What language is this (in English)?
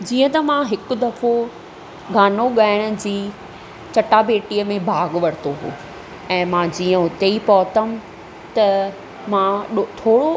Sindhi